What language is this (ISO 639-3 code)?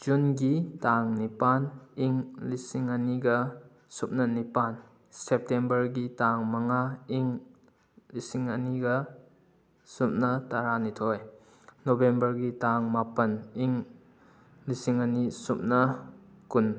mni